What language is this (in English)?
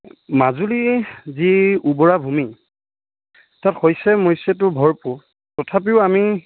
Assamese